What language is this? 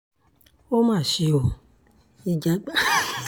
Yoruba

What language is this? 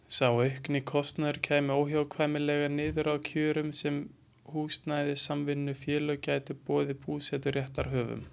Icelandic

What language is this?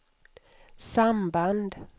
Swedish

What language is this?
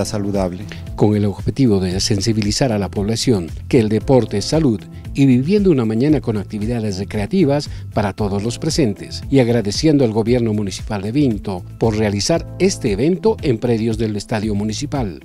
Spanish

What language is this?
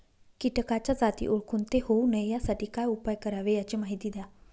Marathi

